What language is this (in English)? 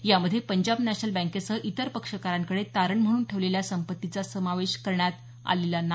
Marathi